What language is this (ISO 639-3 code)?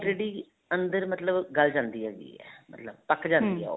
pan